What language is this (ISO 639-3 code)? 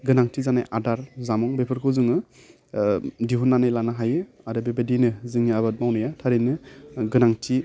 brx